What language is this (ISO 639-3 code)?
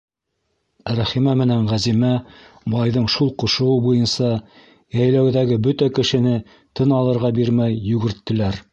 bak